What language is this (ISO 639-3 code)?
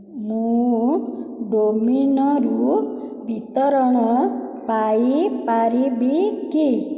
ori